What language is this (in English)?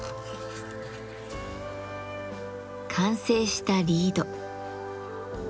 Japanese